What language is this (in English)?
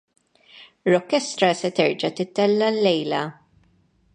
Maltese